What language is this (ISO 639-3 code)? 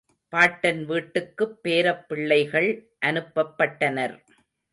tam